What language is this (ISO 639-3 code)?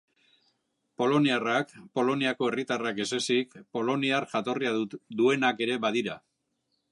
eus